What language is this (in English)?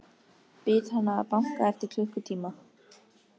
Icelandic